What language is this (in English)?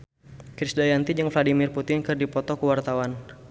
Sundanese